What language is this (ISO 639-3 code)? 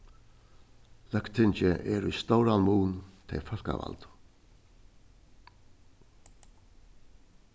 fao